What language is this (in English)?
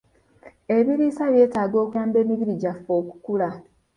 Ganda